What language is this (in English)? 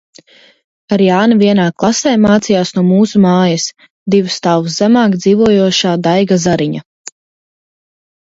Latvian